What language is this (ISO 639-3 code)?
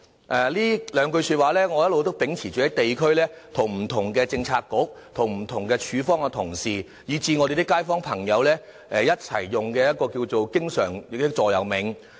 yue